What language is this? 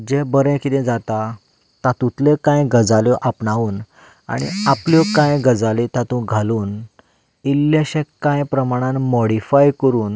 Konkani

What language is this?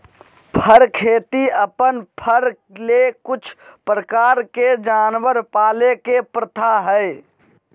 Magahi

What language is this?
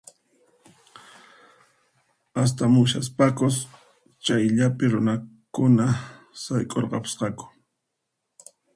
Puno Quechua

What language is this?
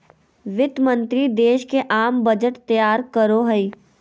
Magahi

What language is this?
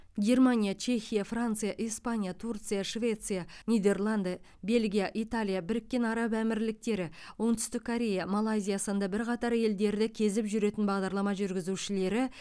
Kazakh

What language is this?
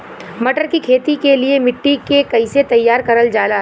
Bhojpuri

